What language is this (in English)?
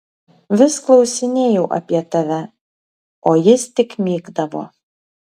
Lithuanian